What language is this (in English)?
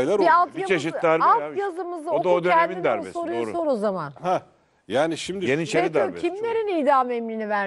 Turkish